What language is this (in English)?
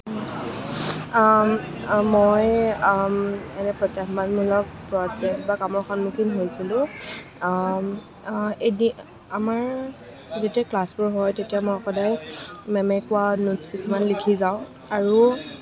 Assamese